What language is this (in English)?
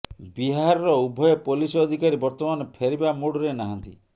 Odia